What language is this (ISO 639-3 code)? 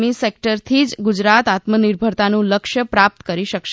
guj